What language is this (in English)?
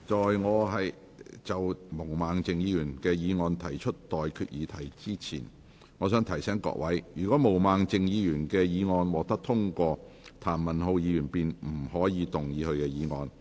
Cantonese